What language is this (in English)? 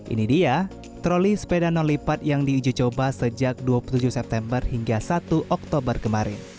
Indonesian